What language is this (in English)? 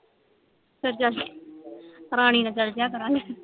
Punjabi